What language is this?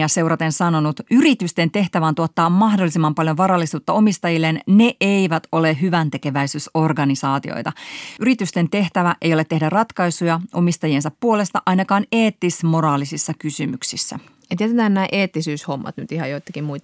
Finnish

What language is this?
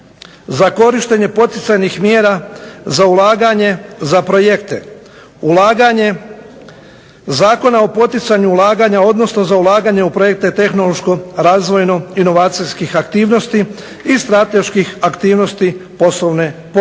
Croatian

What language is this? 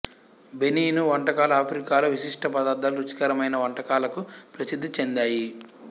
Telugu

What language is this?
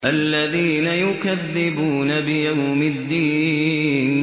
Arabic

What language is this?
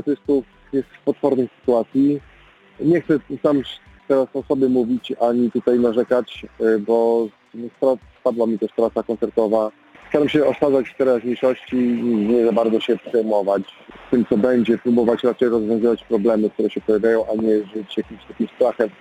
Polish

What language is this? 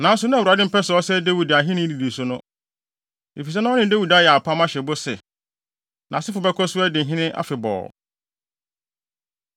Akan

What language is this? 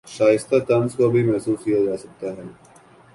Urdu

